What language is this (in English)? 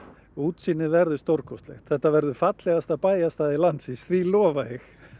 Icelandic